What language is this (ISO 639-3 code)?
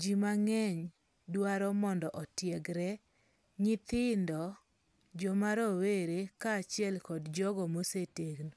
luo